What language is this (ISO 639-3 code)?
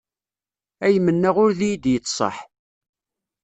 kab